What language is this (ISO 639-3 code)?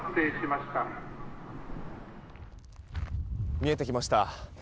jpn